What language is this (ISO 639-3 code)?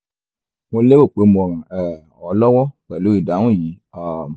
yor